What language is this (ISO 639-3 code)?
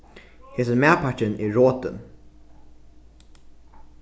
fao